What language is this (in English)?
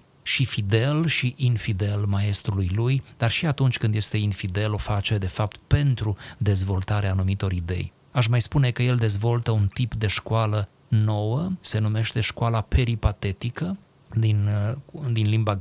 Romanian